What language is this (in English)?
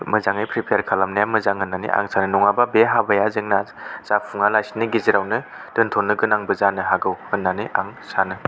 Bodo